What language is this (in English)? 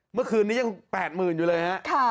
Thai